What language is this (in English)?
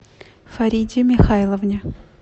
Russian